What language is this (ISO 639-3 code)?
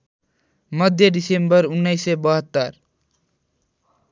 nep